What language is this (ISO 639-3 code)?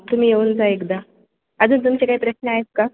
mar